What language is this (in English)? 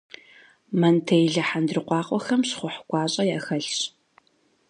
Kabardian